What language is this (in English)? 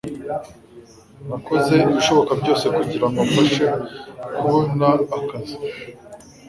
Kinyarwanda